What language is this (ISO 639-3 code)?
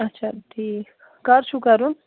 kas